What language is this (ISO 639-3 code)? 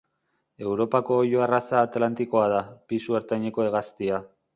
eus